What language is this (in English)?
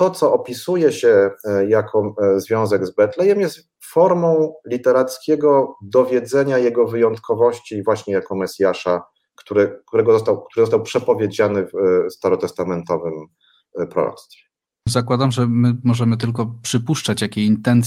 Polish